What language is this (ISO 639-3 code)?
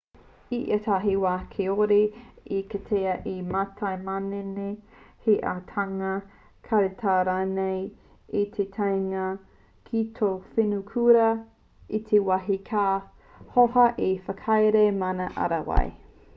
mri